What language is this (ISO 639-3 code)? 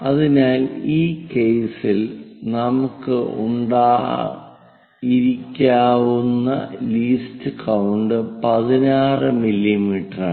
mal